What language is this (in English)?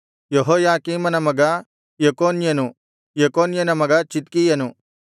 Kannada